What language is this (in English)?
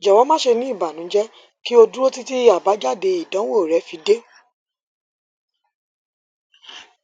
Yoruba